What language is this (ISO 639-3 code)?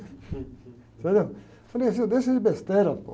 por